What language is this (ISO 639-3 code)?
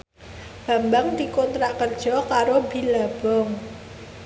jav